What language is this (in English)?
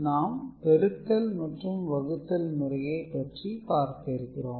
Tamil